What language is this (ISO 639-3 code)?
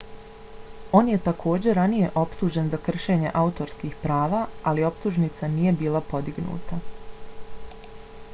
bos